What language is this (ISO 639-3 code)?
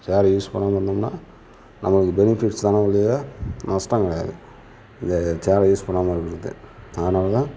tam